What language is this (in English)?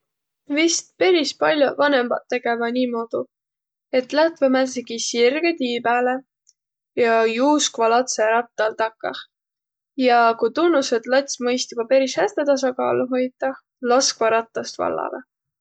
Võro